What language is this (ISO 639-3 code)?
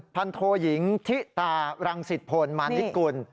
tha